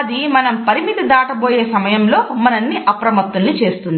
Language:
Telugu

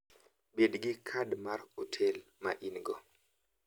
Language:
Luo (Kenya and Tanzania)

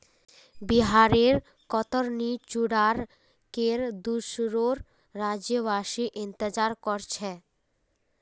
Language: Magahi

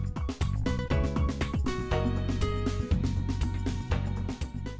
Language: Vietnamese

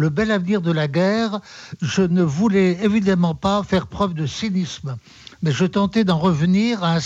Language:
French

